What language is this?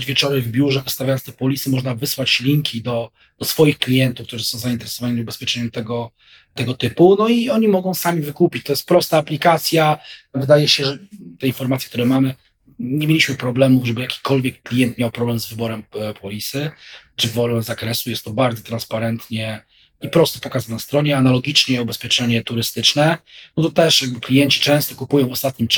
Polish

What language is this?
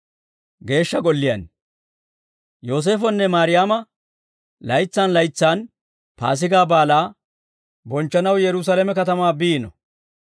Dawro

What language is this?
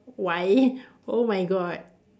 English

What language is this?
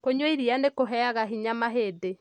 Kikuyu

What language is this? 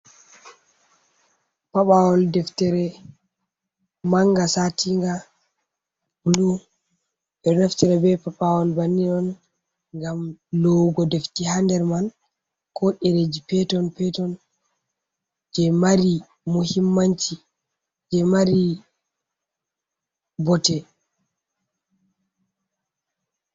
Fula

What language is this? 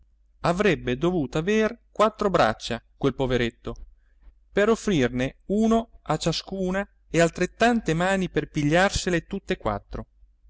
Italian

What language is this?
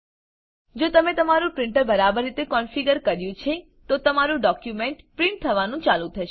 Gujarati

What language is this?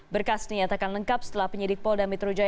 Indonesian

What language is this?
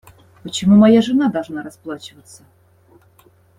Russian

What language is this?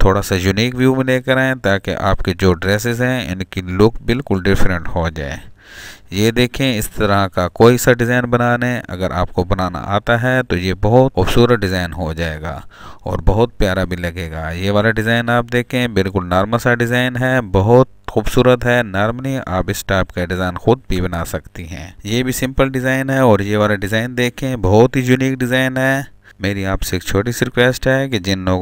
Hindi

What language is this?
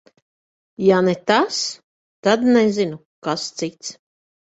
Latvian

